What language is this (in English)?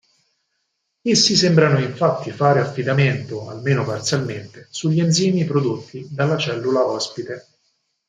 Italian